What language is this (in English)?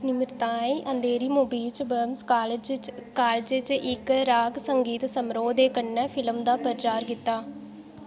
Dogri